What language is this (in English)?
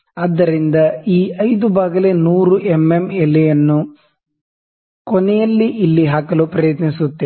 Kannada